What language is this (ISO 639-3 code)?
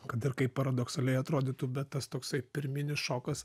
lit